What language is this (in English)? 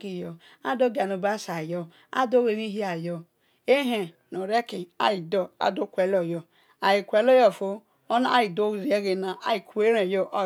Esan